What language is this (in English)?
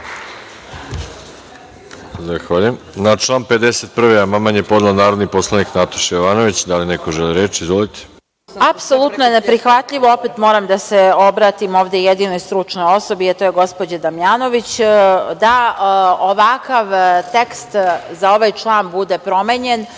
Serbian